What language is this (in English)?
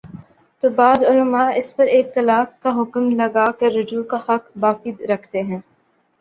Urdu